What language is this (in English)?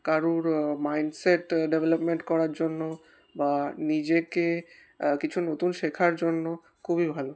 Bangla